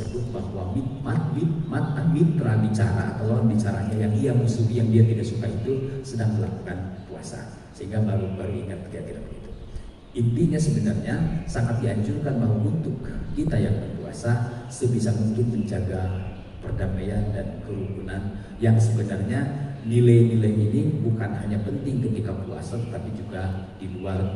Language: Indonesian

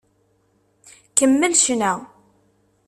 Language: Kabyle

